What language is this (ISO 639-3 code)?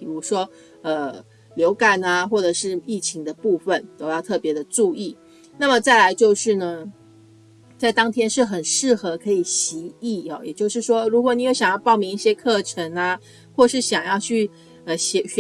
zho